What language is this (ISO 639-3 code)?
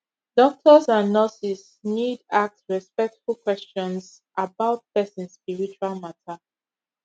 pcm